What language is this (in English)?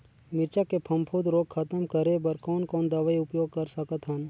Chhattisgarhi